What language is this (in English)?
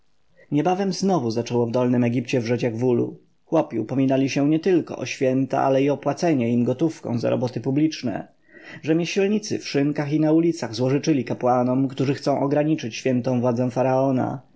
Polish